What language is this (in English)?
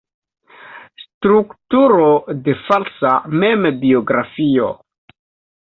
Esperanto